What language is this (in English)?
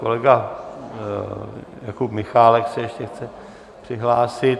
Czech